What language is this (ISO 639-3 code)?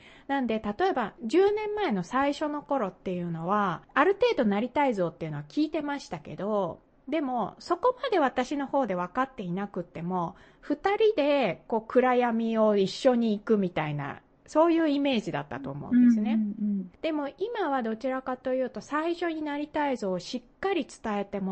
jpn